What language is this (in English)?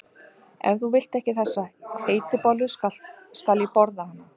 Icelandic